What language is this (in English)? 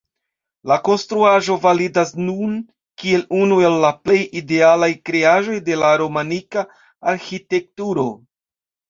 Esperanto